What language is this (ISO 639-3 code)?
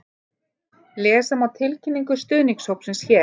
isl